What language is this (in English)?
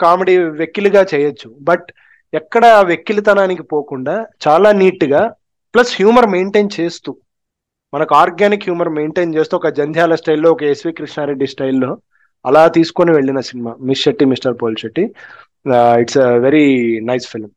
Telugu